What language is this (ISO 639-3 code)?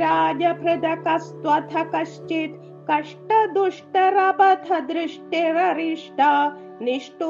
mal